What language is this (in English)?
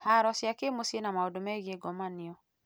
Kikuyu